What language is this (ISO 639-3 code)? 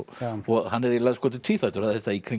isl